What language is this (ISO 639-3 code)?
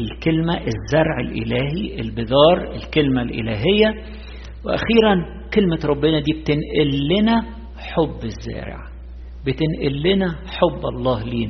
ara